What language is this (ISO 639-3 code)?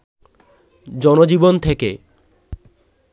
ben